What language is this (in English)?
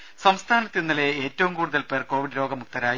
Malayalam